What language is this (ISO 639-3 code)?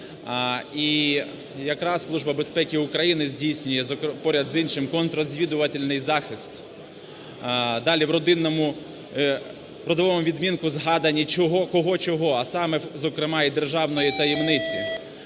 ukr